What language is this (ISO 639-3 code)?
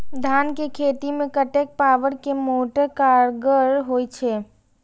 mai